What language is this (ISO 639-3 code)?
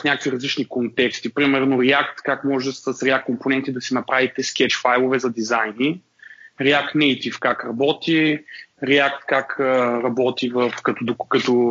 bul